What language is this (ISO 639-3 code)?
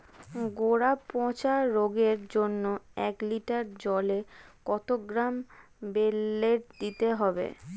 ben